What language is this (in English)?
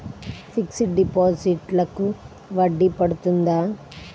Telugu